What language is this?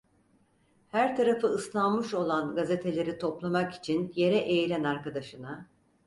Turkish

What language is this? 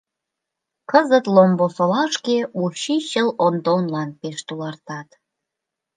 Mari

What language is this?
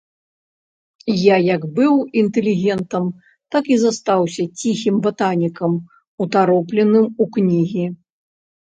Belarusian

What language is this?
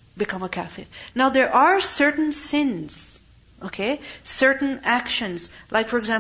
English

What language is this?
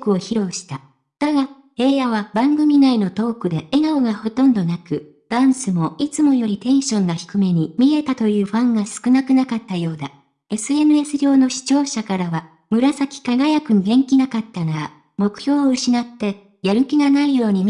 Japanese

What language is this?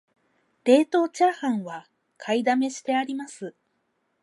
Japanese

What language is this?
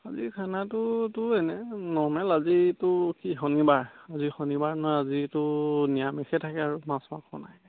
Assamese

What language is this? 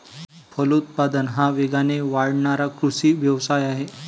Marathi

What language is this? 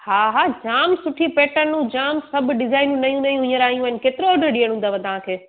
Sindhi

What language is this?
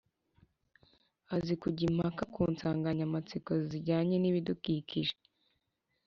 Kinyarwanda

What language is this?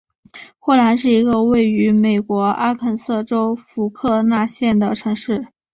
Chinese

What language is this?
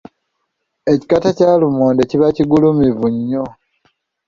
Ganda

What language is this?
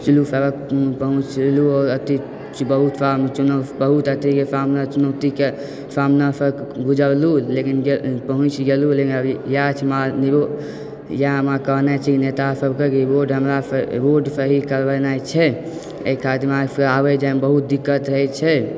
Maithili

